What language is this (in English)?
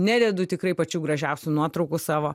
Lithuanian